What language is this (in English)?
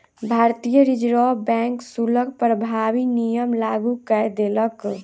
Maithili